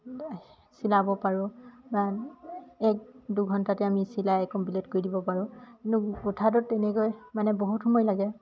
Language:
Assamese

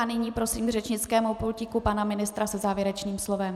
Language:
Czech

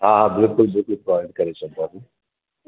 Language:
Sindhi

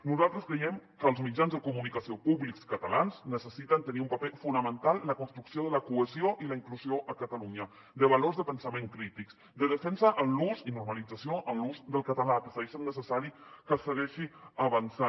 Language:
Catalan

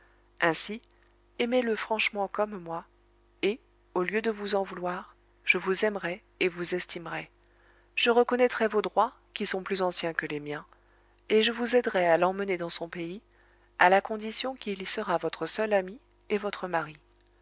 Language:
French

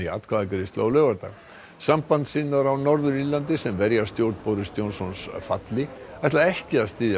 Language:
Icelandic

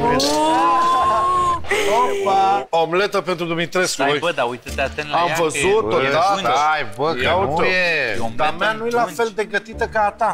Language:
Romanian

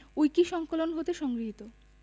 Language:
Bangla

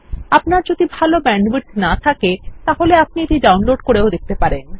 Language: Bangla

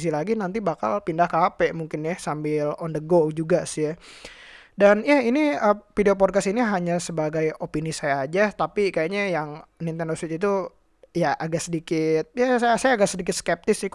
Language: Indonesian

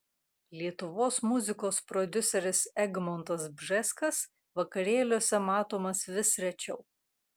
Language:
Lithuanian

